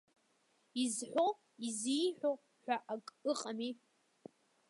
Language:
Abkhazian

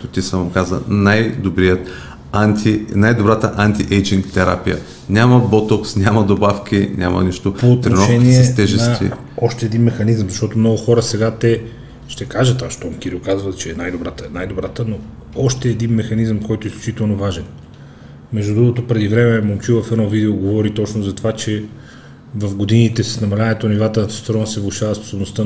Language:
Bulgarian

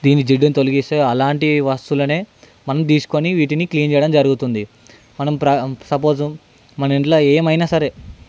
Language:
Telugu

